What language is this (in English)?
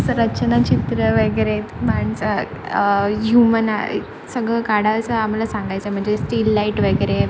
Marathi